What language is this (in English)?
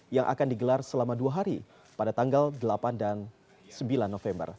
Indonesian